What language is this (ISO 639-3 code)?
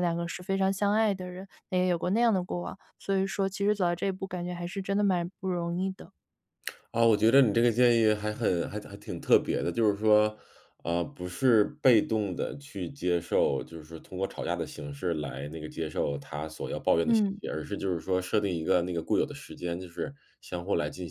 zho